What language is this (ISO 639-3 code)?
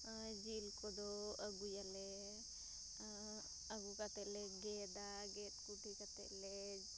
sat